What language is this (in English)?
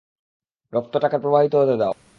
Bangla